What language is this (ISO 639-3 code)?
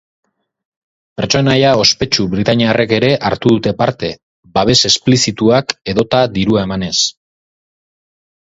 eus